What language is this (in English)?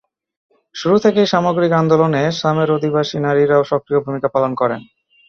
Bangla